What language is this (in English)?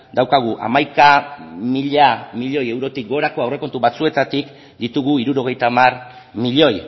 Basque